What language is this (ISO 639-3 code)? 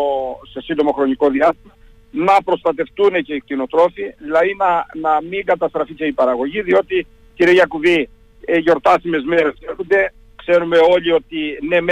ell